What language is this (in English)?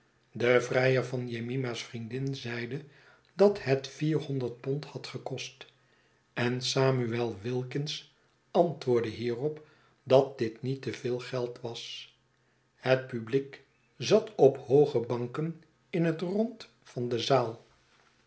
Dutch